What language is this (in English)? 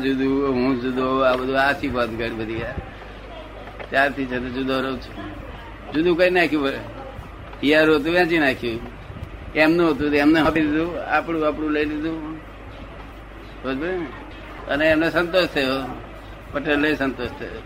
Gujarati